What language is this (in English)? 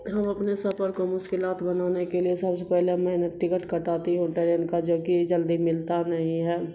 Urdu